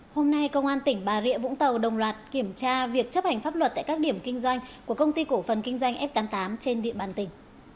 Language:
Vietnamese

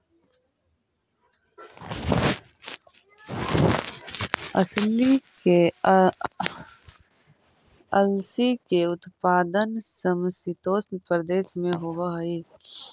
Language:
Magahi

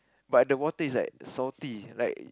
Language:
English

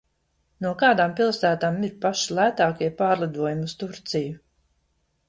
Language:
Latvian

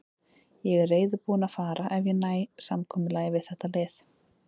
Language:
Icelandic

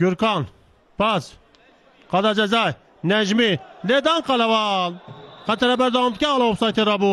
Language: Turkish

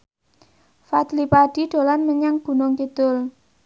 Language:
Javanese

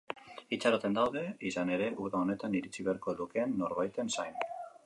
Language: Basque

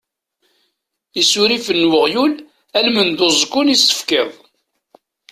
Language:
Kabyle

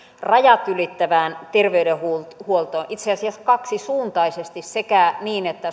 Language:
Finnish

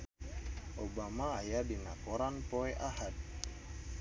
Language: Sundanese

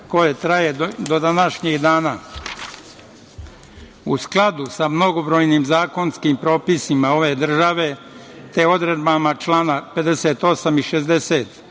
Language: Serbian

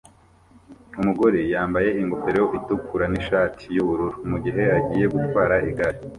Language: Kinyarwanda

